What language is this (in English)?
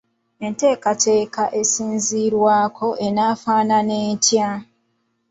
Ganda